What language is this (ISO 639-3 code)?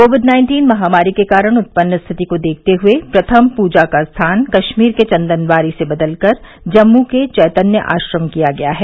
hin